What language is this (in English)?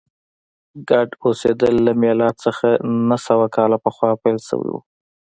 Pashto